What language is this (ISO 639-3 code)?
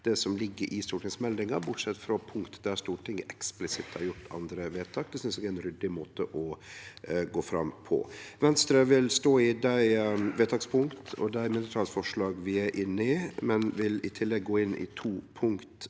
nor